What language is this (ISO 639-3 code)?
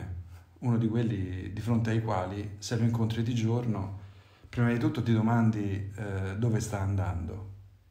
ita